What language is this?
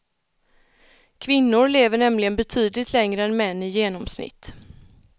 Swedish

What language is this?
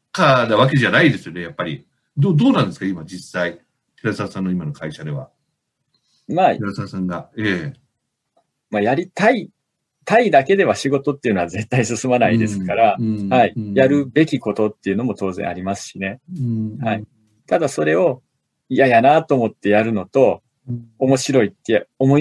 Japanese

